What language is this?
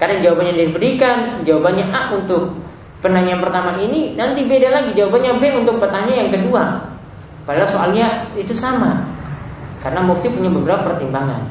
Indonesian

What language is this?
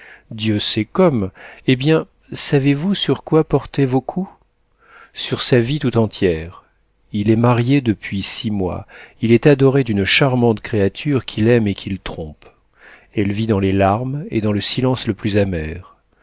French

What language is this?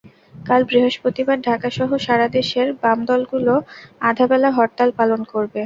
Bangla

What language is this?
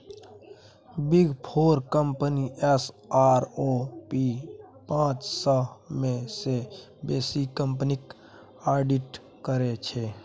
Maithili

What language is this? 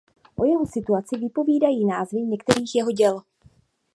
Czech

